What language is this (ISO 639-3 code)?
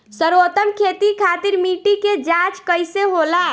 bho